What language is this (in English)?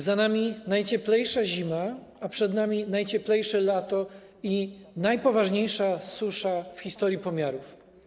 Polish